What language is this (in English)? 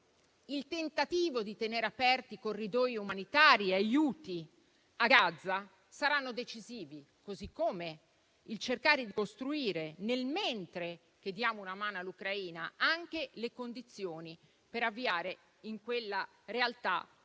Italian